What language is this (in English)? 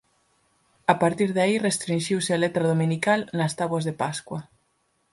Galician